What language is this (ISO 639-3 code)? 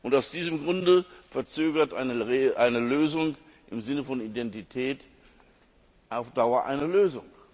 deu